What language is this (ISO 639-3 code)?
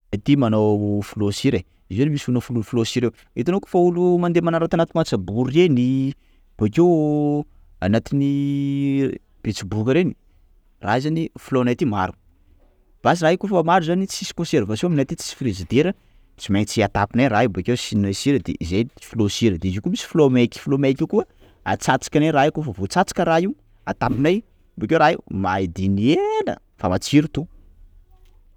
skg